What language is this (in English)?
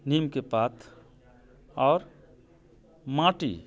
Maithili